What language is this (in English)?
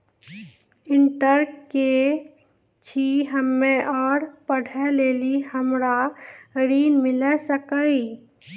Maithili